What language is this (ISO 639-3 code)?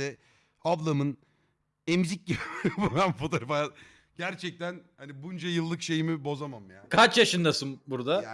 tur